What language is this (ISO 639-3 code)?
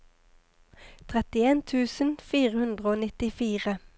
nor